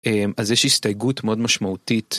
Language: Hebrew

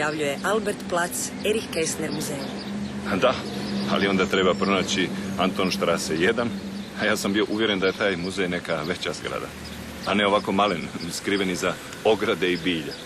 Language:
Croatian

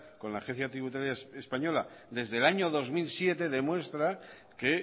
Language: Spanish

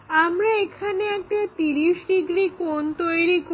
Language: Bangla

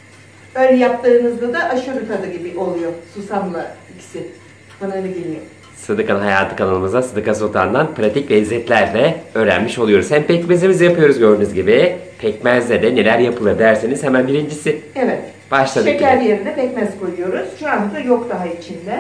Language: Turkish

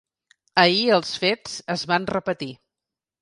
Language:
Catalan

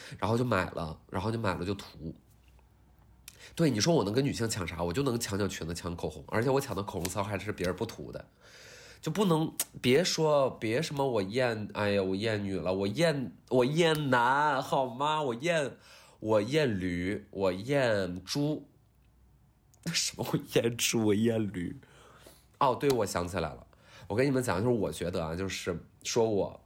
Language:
Chinese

